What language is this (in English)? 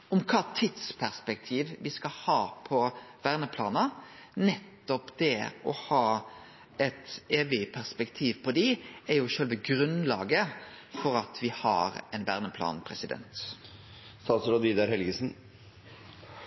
Norwegian Nynorsk